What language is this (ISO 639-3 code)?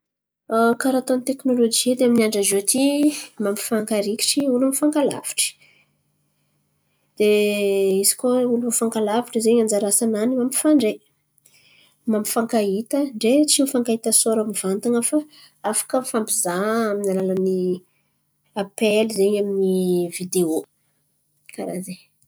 xmv